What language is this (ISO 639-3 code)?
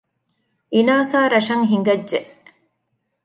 div